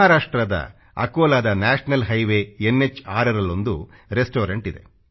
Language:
Kannada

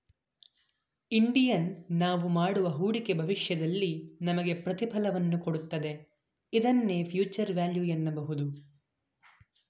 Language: Kannada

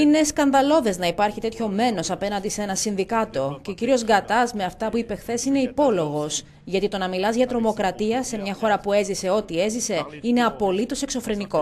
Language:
Greek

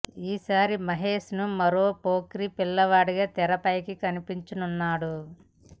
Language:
Telugu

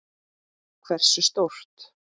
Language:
Icelandic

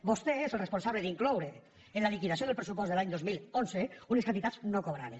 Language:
Catalan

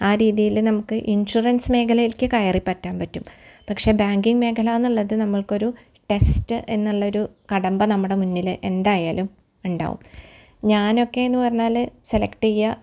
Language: Malayalam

